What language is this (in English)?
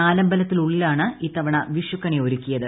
Malayalam